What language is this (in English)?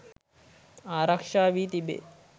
Sinhala